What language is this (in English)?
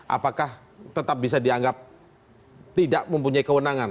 Indonesian